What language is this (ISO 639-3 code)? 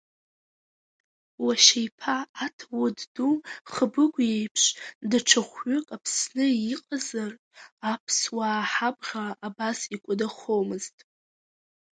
abk